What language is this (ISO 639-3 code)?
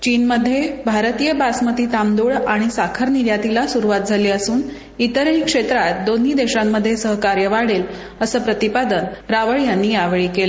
mar